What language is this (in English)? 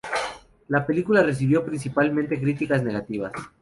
Spanish